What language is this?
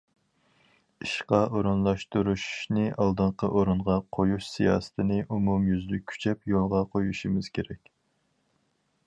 Uyghur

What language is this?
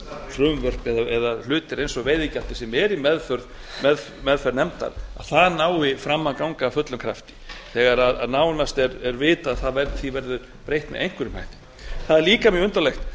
Icelandic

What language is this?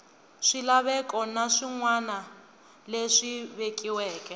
Tsonga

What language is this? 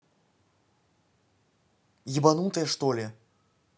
Russian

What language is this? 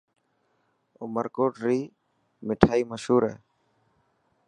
Dhatki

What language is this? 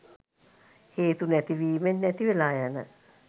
Sinhala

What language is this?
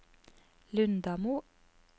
Norwegian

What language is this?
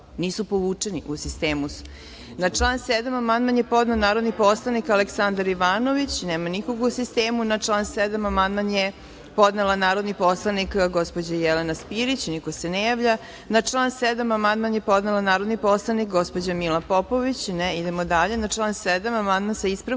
Serbian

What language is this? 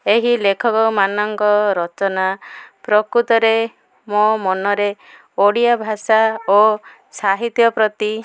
Odia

